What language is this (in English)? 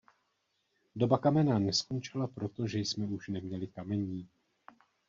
Czech